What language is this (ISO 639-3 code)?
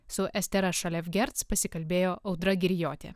lit